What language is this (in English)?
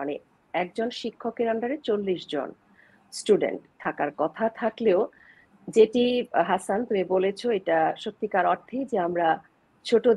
Bangla